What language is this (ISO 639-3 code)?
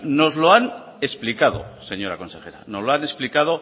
spa